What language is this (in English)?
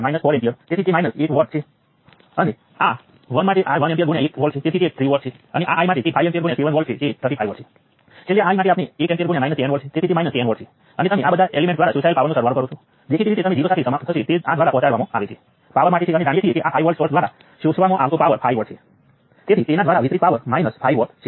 Gujarati